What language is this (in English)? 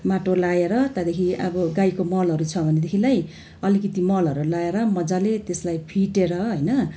Nepali